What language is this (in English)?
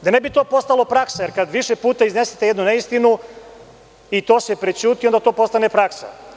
Serbian